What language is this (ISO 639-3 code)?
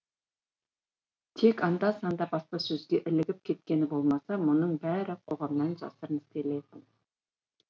kaz